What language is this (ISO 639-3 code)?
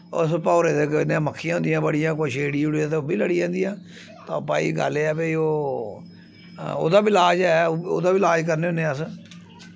doi